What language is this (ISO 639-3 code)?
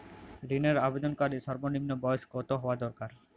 ben